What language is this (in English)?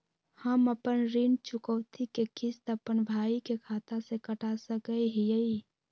Magahi